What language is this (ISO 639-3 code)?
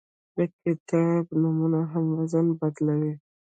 pus